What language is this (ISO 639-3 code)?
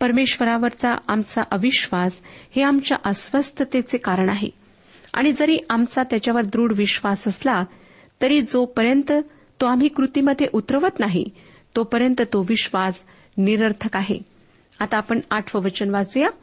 mar